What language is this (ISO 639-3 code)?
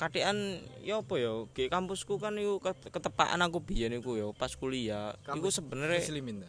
ind